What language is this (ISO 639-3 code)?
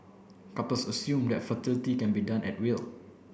eng